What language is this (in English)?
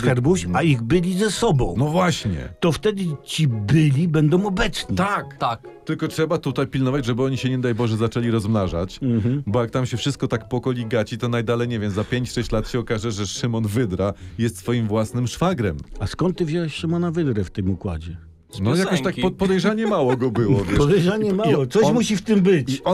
Polish